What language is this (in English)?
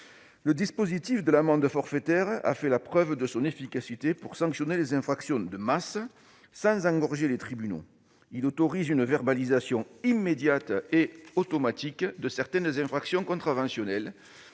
French